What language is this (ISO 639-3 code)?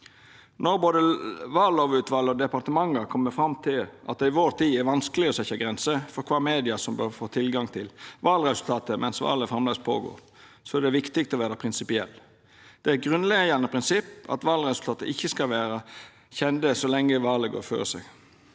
nor